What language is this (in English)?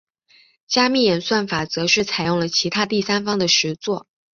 Chinese